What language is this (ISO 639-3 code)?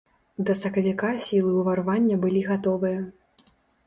bel